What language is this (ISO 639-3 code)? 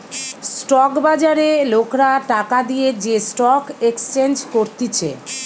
ben